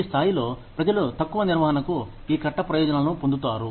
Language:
Telugu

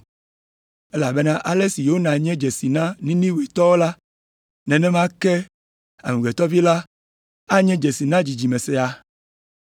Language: Ewe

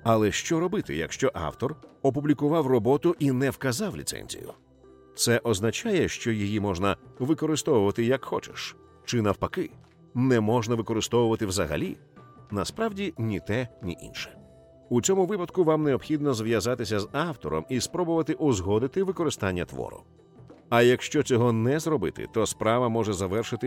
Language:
Ukrainian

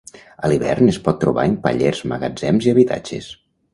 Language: Catalan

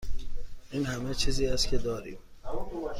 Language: Persian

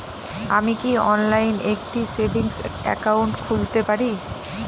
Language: Bangla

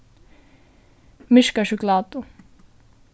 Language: Faroese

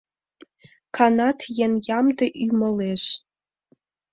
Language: Mari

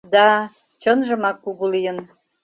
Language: Mari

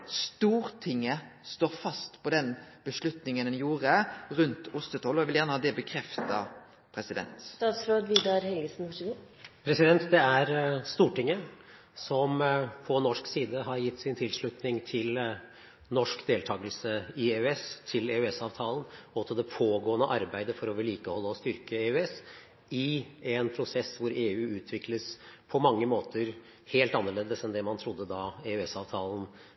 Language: Norwegian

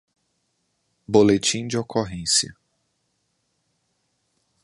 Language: Portuguese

